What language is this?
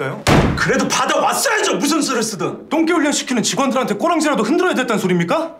Korean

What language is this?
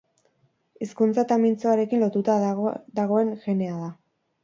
Basque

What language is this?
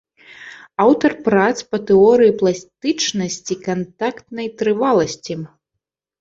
Belarusian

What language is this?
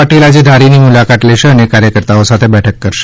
Gujarati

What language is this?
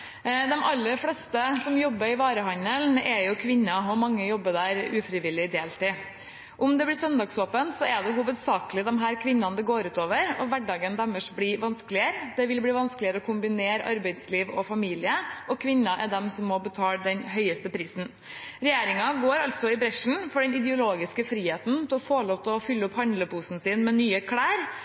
Norwegian Bokmål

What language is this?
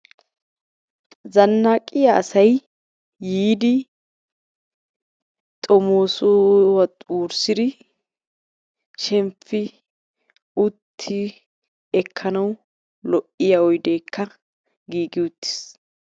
Wolaytta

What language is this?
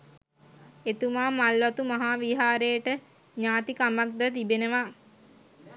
Sinhala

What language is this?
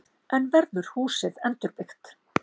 Icelandic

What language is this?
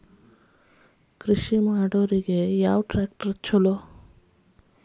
Kannada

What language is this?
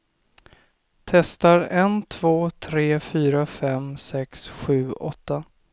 Swedish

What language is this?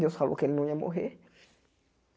Portuguese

